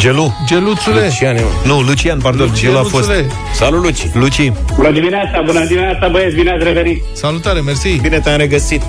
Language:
Romanian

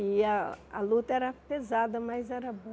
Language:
Portuguese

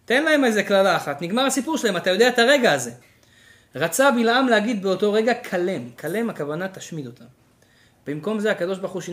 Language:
Hebrew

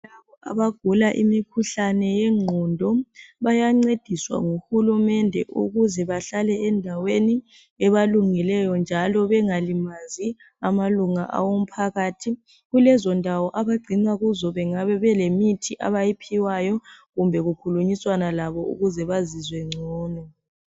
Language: North Ndebele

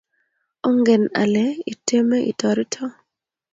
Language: Kalenjin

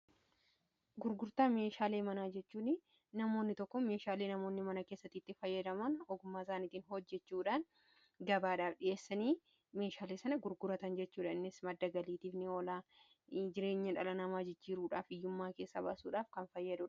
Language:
Oromo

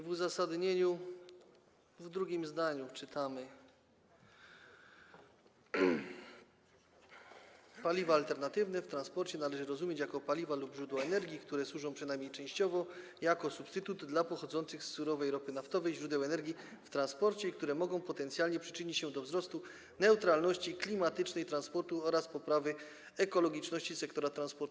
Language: Polish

